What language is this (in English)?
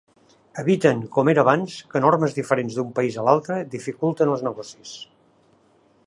Catalan